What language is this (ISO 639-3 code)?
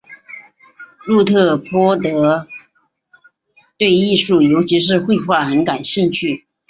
zho